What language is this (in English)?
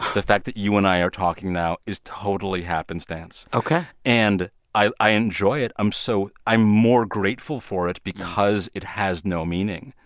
English